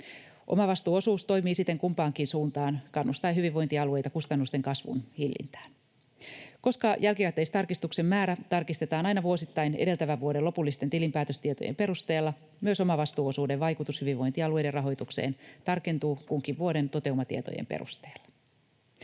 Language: Finnish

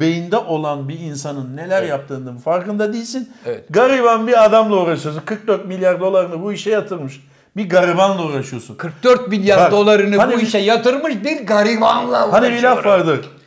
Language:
Turkish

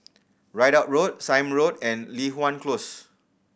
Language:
English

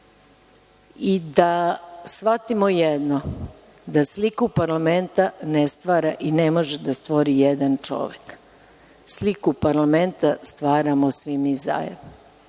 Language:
Serbian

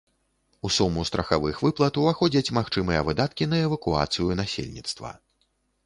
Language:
Belarusian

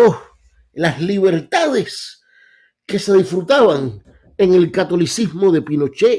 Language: Spanish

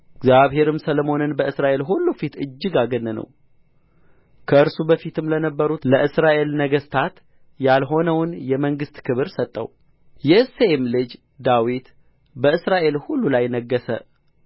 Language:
Amharic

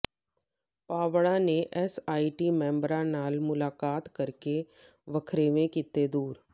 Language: Punjabi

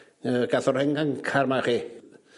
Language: Welsh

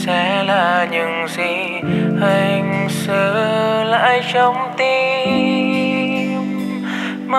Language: Vietnamese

